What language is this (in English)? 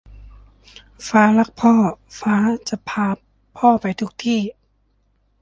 Thai